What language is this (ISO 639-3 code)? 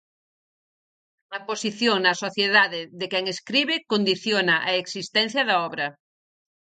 glg